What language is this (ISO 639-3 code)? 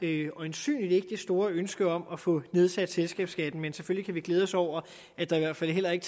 dan